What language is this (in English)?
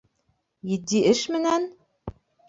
Bashkir